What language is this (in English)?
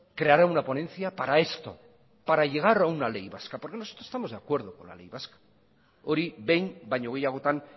Spanish